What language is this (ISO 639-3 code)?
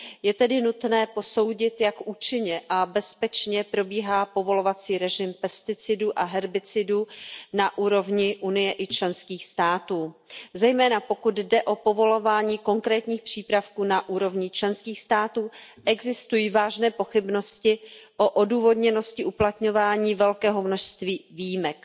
ces